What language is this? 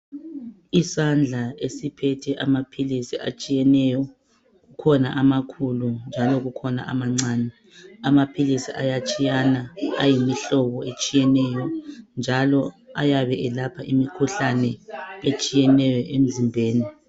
North Ndebele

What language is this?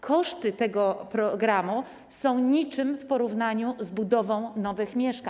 Polish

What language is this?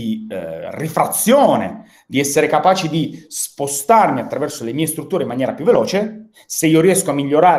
Italian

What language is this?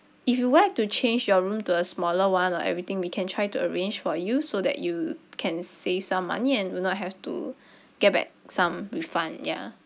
English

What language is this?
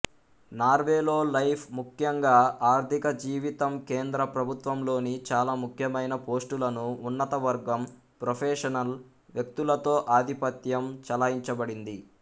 Telugu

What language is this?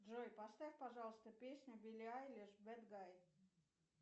Russian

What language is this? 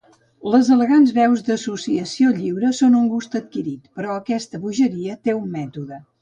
Catalan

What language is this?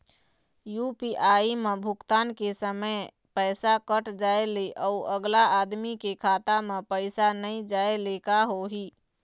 Chhattisgarhi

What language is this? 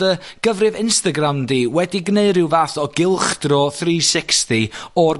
Welsh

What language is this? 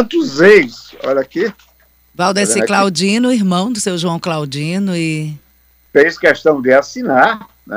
Portuguese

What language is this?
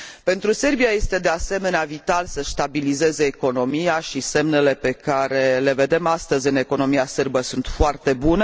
Romanian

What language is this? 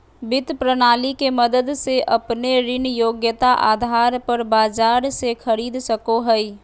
Magahi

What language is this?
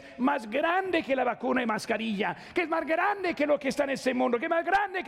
Spanish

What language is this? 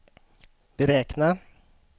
Swedish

